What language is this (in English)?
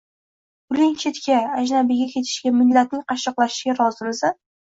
Uzbek